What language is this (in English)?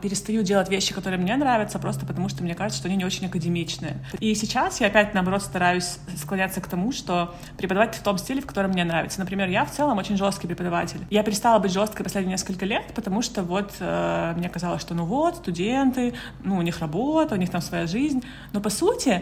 Russian